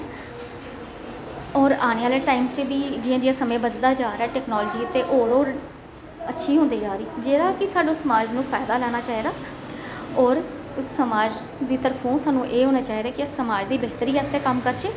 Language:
Dogri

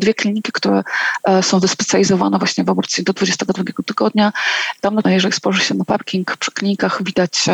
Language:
Polish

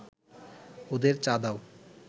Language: Bangla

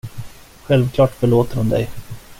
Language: Swedish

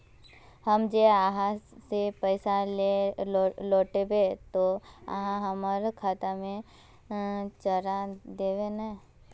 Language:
Magahi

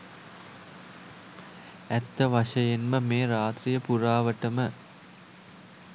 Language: Sinhala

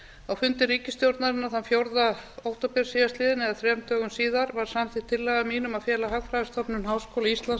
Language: Icelandic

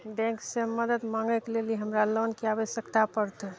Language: Maithili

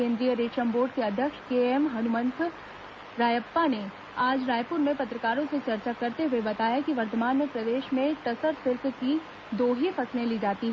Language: Hindi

